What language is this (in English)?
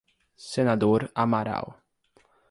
Portuguese